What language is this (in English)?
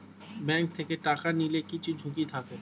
Bangla